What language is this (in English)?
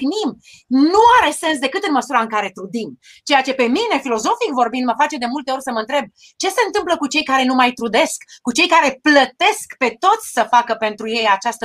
Romanian